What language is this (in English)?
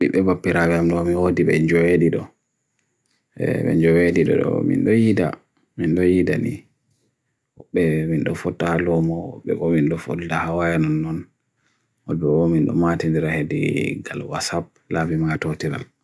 Bagirmi Fulfulde